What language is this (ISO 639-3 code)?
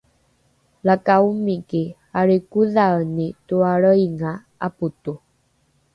dru